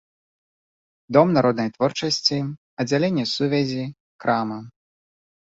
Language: Belarusian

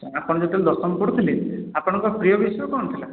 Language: Odia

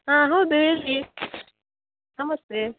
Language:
Kannada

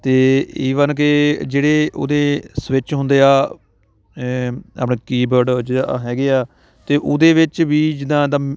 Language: Punjabi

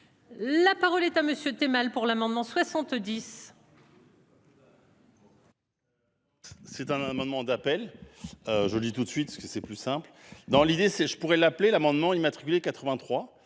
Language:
French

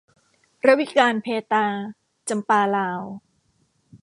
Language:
Thai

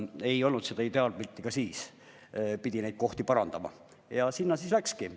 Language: Estonian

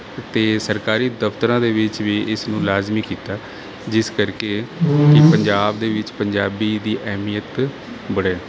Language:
Punjabi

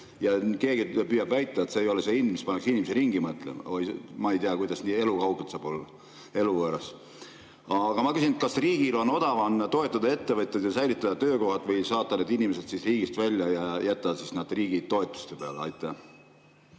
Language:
Estonian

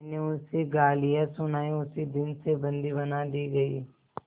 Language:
Hindi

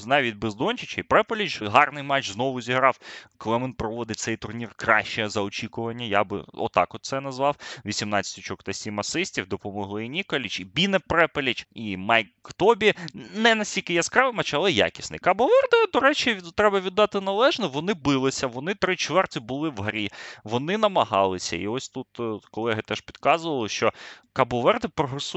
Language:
Ukrainian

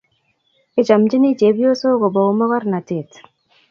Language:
Kalenjin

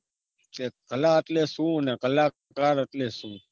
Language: Gujarati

